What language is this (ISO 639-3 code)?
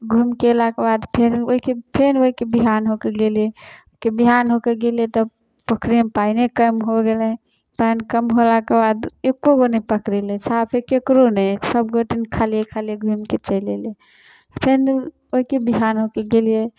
mai